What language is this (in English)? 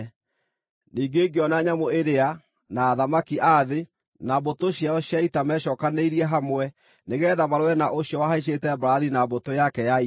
Kikuyu